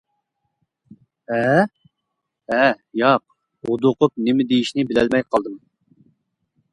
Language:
Uyghur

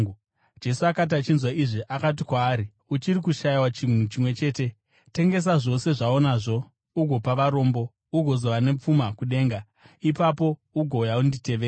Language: Shona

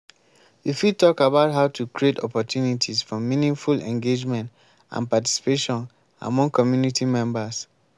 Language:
Nigerian Pidgin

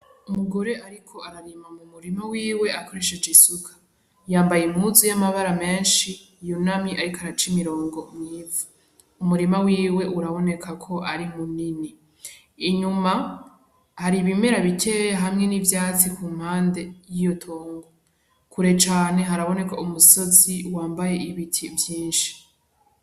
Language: Rundi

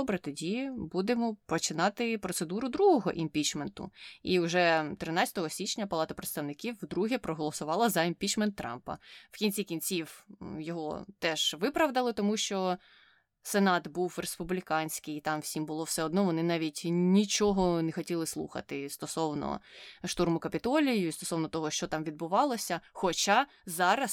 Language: Ukrainian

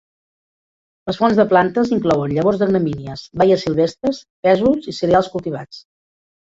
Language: Catalan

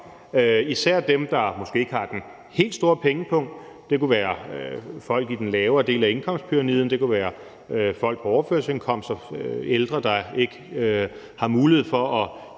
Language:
Danish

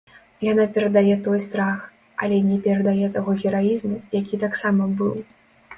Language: Belarusian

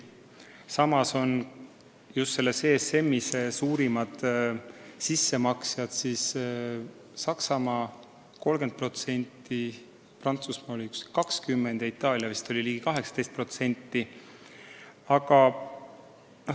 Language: Estonian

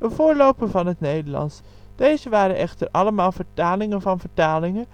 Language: Dutch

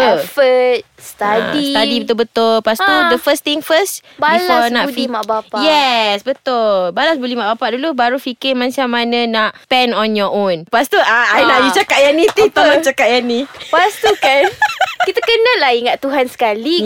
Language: Malay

